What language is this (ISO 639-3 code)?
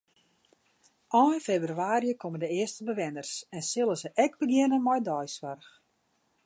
fry